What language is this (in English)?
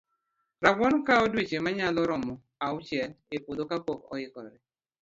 Luo (Kenya and Tanzania)